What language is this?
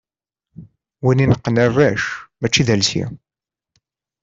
Kabyle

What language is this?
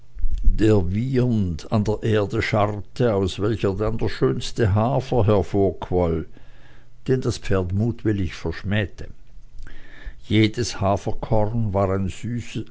German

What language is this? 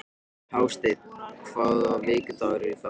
Icelandic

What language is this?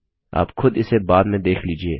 Hindi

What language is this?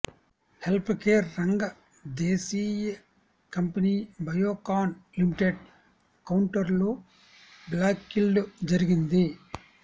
Telugu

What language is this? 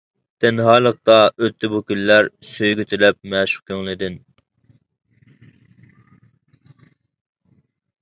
Uyghur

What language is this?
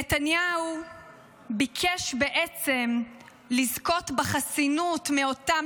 Hebrew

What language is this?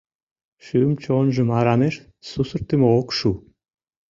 Mari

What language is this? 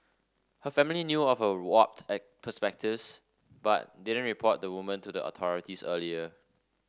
English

